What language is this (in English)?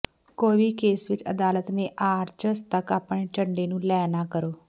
Punjabi